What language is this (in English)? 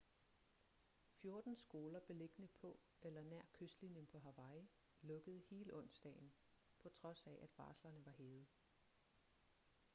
Danish